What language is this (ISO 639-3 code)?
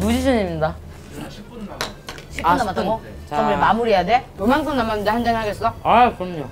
kor